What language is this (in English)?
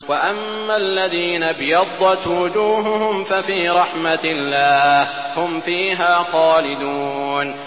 Arabic